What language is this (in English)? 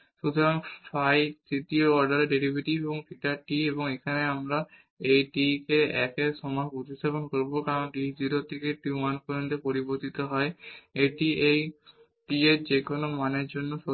Bangla